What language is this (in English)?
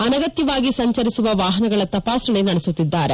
Kannada